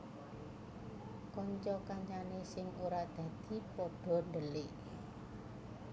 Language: Javanese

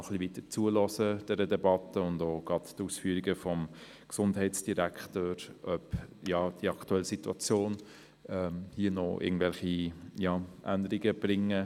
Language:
Swiss German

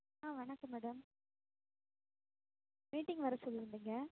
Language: Tamil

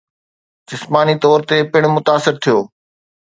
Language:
Sindhi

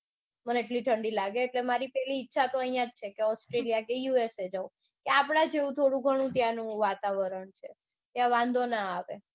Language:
Gujarati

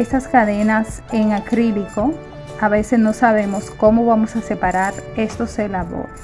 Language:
Spanish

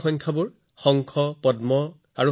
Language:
Assamese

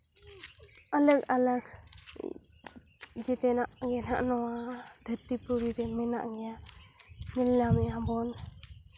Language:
Santali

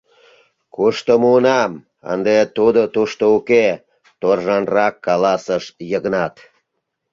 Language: Mari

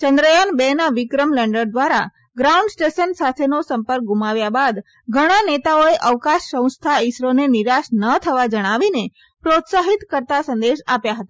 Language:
Gujarati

